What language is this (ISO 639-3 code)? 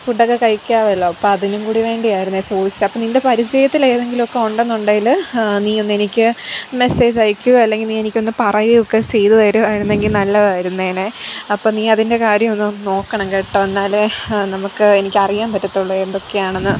mal